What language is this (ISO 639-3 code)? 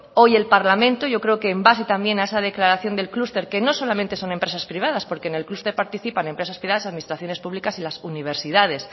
spa